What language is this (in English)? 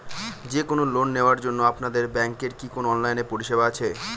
Bangla